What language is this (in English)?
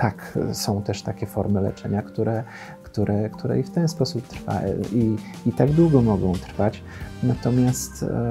Polish